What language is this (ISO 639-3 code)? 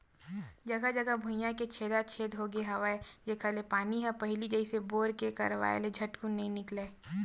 hne